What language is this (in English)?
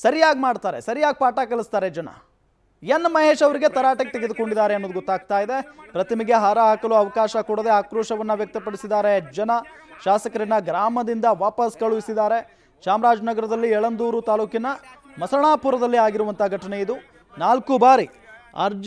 Romanian